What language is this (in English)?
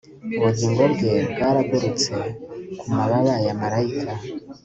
Kinyarwanda